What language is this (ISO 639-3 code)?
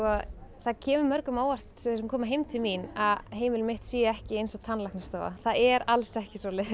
isl